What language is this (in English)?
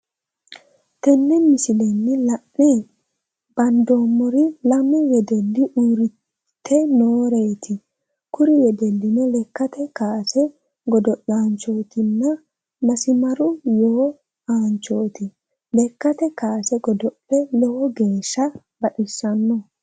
Sidamo